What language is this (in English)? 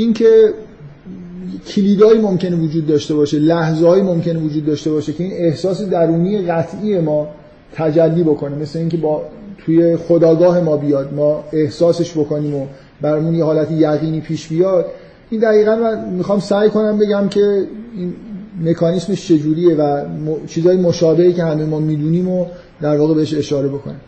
Persian